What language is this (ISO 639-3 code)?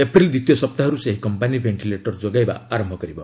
ori